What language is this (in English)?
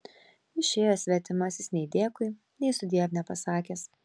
Lithuanian